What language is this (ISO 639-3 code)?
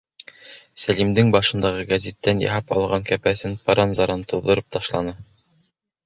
bak